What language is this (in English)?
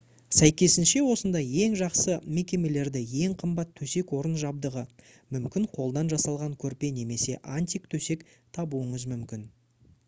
Kazakh